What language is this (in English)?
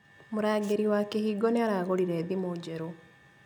Kikuyu